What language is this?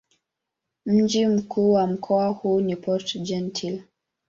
Swahili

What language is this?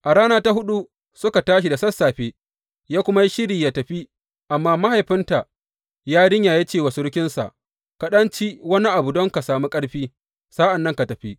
Hausa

